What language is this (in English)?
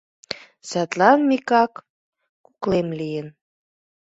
Mari